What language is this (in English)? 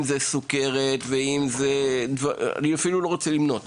Hebrew